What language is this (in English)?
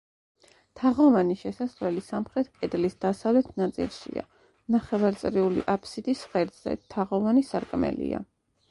Georgian